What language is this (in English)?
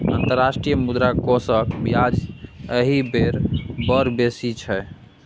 Maithili